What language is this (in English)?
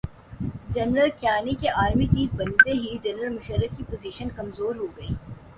Urdu